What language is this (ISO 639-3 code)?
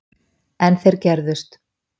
isl